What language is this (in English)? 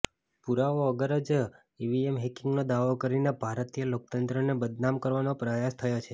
Gujarati